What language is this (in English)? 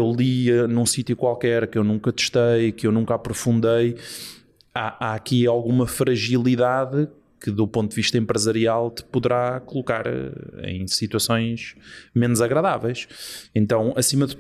Portuguese